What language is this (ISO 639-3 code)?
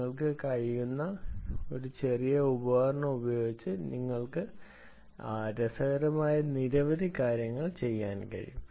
mal